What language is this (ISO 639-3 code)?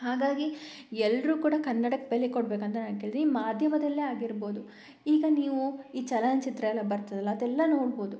kan